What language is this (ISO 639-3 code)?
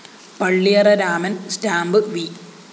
mal